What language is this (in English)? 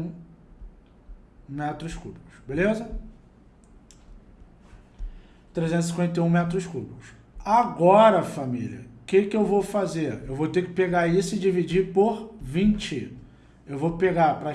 Portuguese